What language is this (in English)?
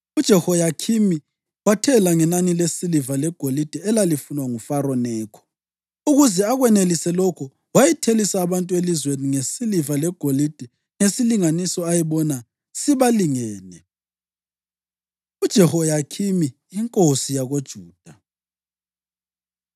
North Ndebele